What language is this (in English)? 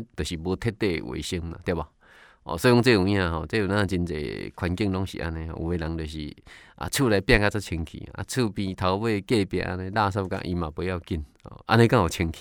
Chinese